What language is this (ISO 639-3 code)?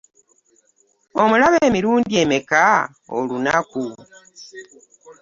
lug